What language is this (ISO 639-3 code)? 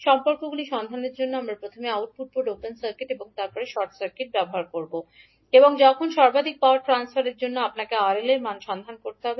ben